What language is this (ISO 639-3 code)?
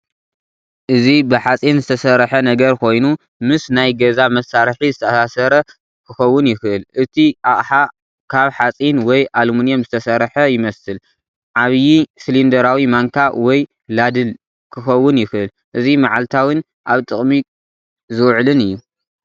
tir